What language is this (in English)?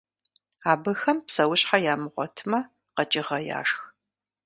Kabardian